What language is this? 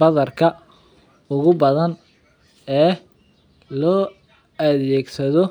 Somali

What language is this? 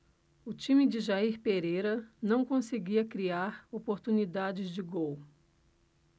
Portuguese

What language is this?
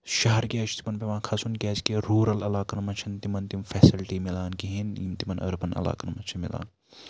Kashmiri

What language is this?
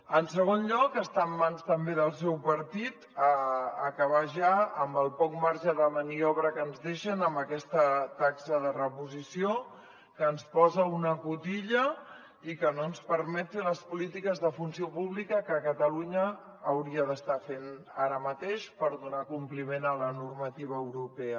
Catalan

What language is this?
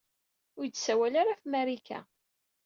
Kabyle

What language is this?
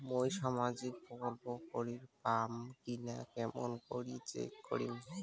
Bangla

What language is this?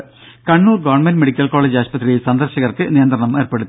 Malayalam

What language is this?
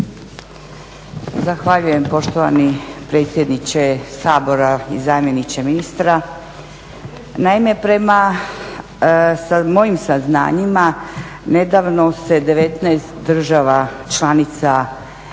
Croatian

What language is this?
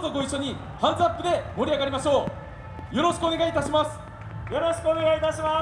Japanese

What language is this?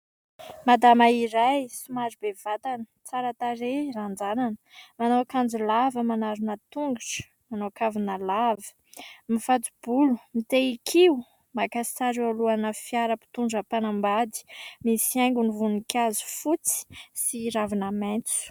Malagasy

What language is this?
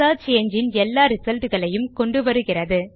Tamil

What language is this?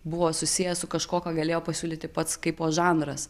Lithuanian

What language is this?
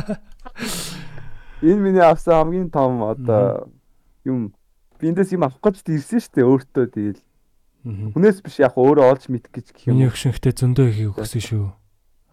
Korean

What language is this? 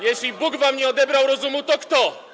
Polish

